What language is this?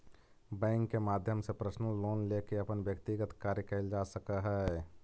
Magahi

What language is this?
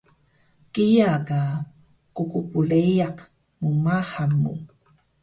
Taroko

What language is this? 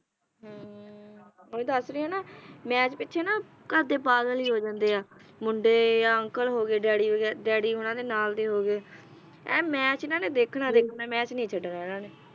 Punjabi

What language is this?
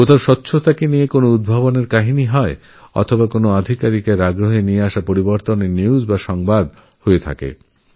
Bangla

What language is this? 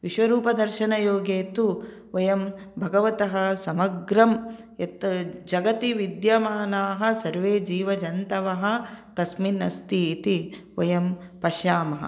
Sanskrit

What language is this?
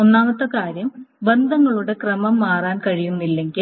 Malayalam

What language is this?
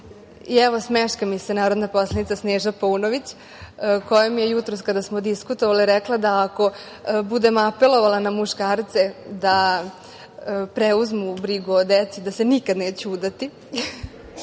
Serbian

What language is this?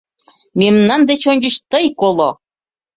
Mari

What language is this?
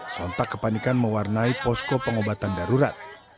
Indonesian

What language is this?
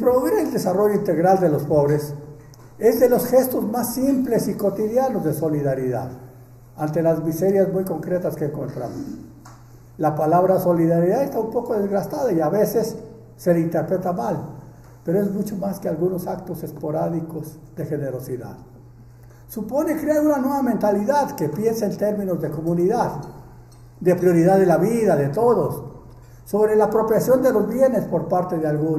Spanish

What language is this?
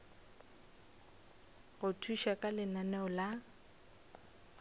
Northern Sotho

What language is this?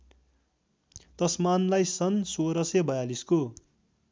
Nepali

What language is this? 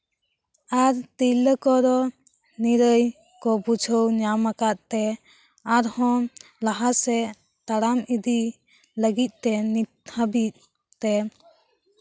Santali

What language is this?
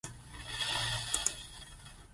Zulu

